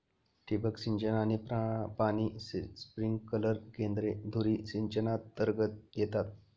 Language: Marathi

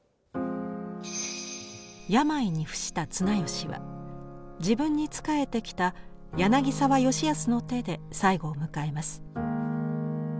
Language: Japanese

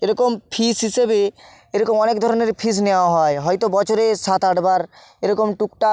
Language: Bangla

